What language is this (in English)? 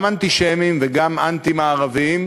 Hebrew